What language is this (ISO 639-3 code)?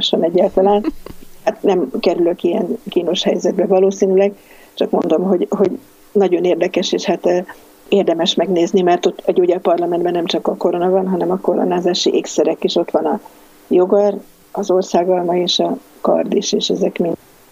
hun